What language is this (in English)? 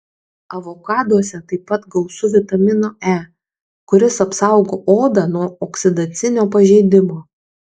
Lithuanian